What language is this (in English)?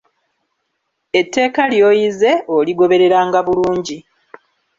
Ganda